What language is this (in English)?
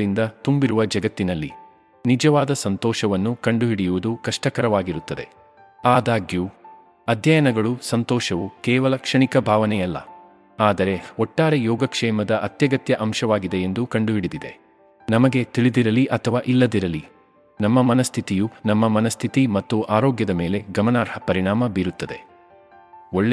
Kannada